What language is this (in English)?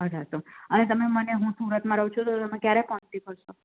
Gujarati